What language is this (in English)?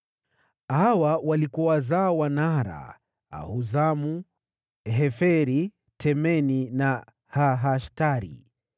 Swahili